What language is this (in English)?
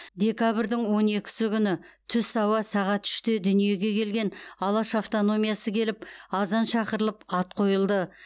Kazakh